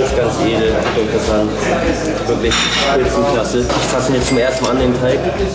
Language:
German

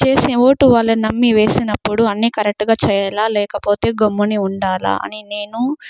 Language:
Telugu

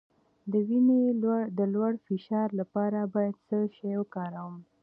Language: Pashto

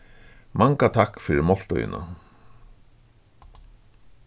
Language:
Faroese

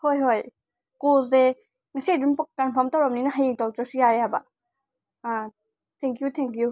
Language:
Manipuri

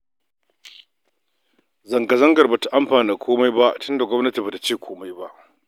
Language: Hausa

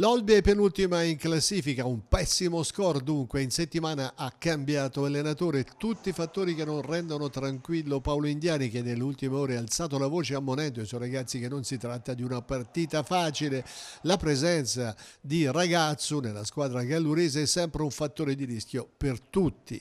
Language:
Italian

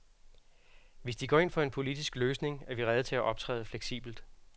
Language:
Danish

